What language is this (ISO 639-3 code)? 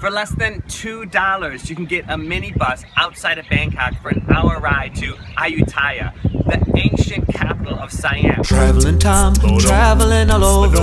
eng